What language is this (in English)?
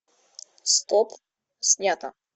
Russian